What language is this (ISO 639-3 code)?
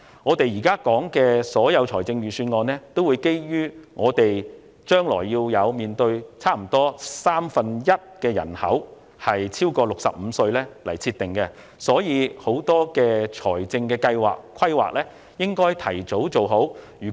yue